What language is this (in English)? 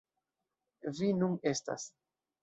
Esperanto